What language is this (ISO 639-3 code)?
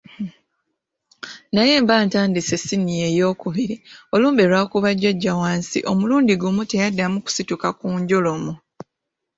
lug